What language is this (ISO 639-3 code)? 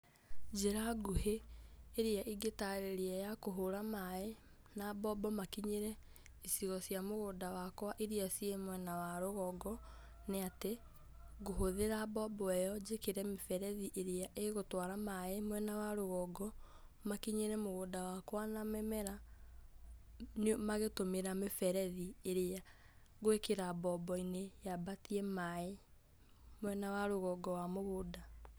kik